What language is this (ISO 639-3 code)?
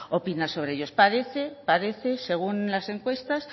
spa